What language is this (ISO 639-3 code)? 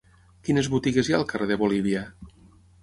cat